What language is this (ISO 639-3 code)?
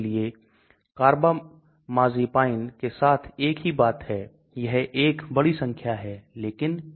hin